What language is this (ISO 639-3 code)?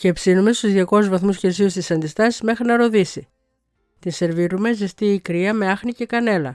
ell